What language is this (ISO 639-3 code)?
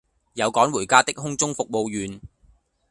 yue